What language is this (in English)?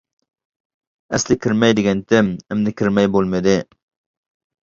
Uyghur